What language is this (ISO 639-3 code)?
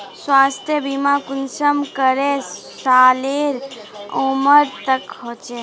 mag